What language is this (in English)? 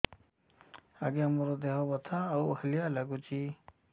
Odia